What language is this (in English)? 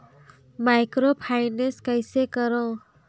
Chhattisgarhi